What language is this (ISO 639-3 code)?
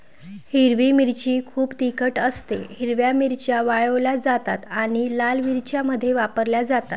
mar